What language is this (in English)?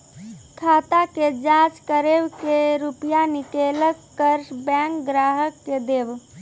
Maithili